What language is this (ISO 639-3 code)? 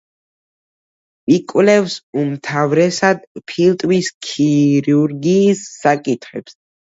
kat